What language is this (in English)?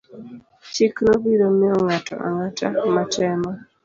Luo (Kenya and Tanzania)